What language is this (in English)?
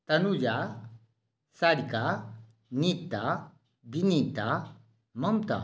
Maithili